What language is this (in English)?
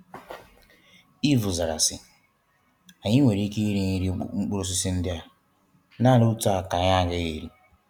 Igbo